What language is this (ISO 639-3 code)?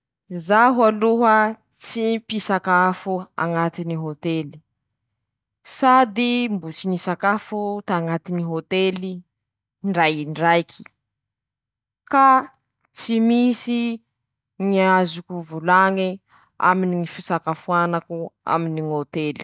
msh